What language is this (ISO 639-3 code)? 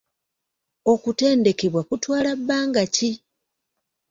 lug